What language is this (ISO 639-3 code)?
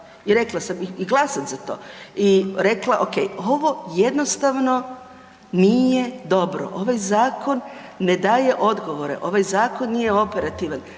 hrv